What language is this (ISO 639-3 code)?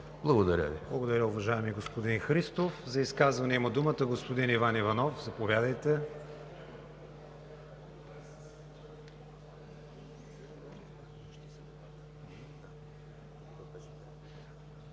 bul